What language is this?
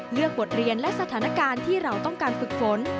Thai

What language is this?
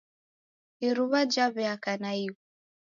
Taita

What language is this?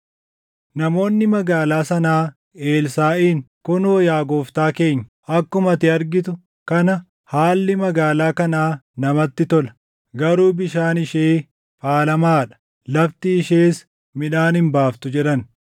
Oromo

